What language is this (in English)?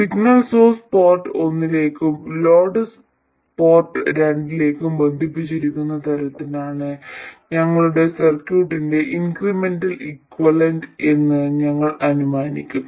Malayalam